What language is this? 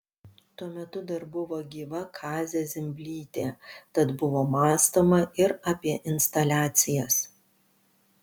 Lithuanian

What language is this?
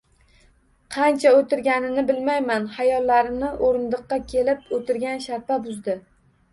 Uzbek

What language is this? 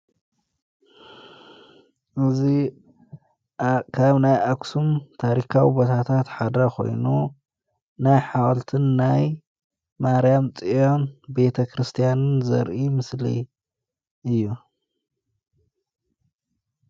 Tigrinya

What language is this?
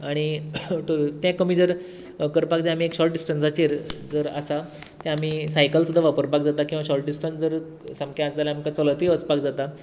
Konkani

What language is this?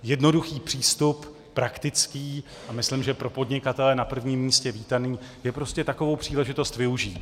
Czech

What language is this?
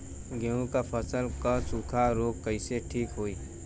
Bhojpuri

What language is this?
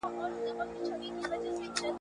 Pashto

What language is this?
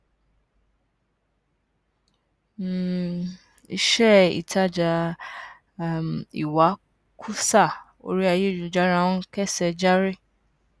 Yoruba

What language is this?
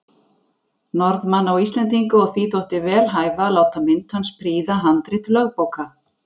Icelandic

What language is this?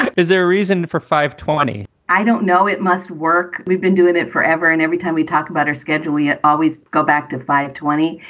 English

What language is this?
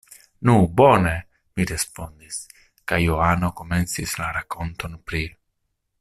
Esperanto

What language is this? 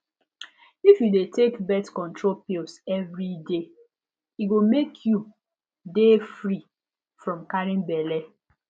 Nigerian Pidgin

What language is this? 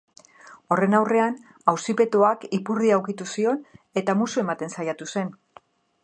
Basque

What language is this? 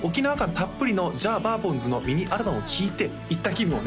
Japanese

